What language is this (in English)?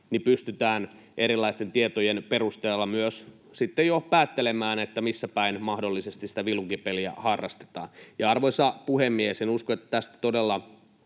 Finnish